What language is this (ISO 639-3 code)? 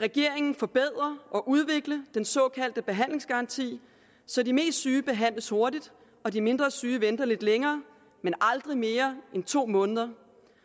dan